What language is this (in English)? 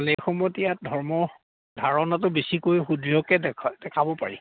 Assamese